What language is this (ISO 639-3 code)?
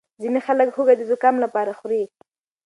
pus